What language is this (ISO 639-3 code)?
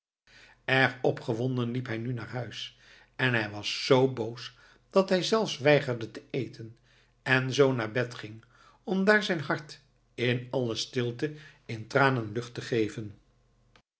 nld